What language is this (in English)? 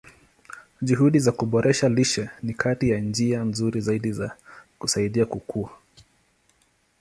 Swahili